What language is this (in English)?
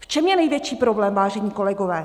Czech